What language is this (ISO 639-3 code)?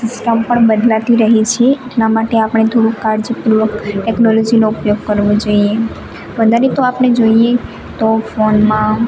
guj